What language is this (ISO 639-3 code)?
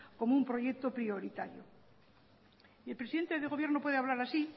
spa